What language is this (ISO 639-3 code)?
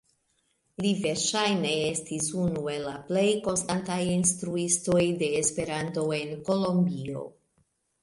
epo